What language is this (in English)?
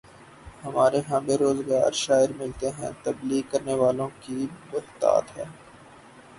Urdu